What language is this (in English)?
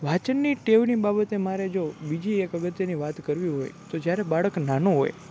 Gujarati